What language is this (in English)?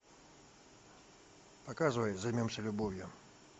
Russian